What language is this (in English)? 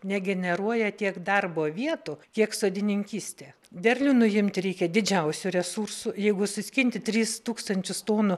Lithuanian